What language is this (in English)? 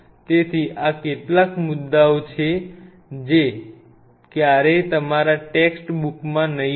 Gujarati